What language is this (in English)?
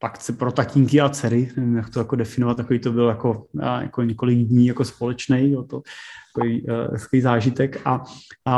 Czech